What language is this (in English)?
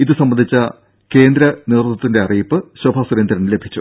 Malayalam